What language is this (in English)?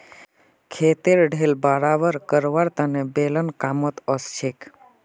Magahi